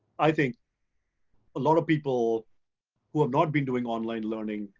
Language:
English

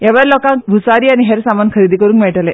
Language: Konkani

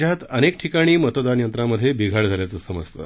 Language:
Marathi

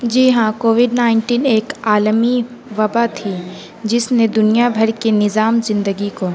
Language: Urdu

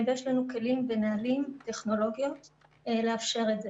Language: Hebrew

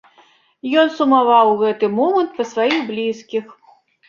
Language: Belarusian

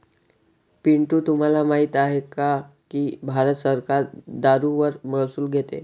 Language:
Marathi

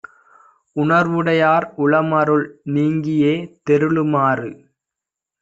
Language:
Tamil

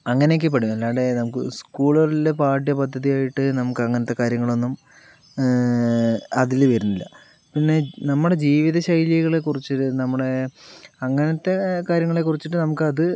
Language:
Malayalam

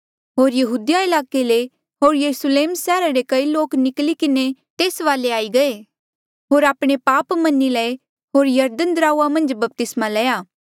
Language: Mandeali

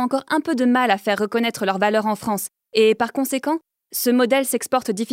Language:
French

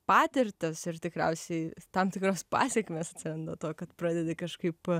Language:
Lithuanian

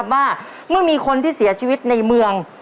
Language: Thai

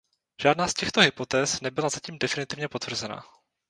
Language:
Czech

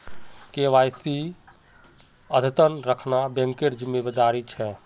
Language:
Magahi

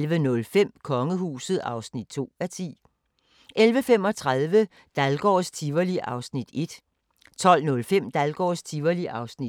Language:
Danish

